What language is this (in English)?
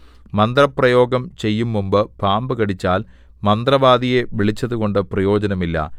Malayalam